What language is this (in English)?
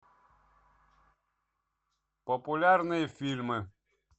Russian